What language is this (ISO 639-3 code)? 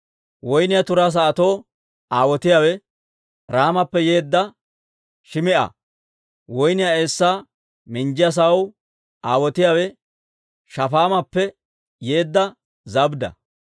dwr